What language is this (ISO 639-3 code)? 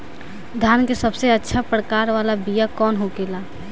bho